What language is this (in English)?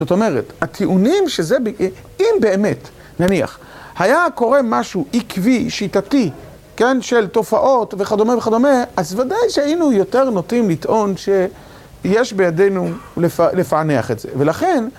Hebrew